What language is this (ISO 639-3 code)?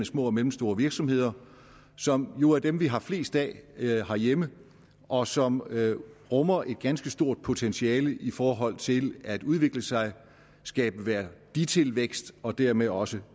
dan